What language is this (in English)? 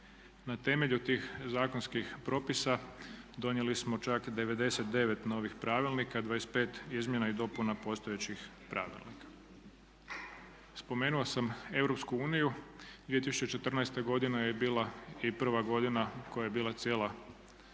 Croatian